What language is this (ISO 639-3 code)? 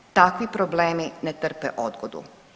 hrv